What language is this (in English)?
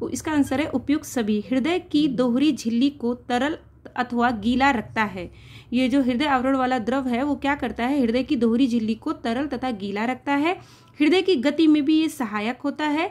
Hindi